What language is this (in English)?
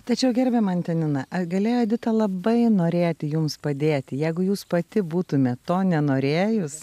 Lithuanian